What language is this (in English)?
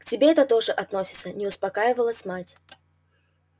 Russian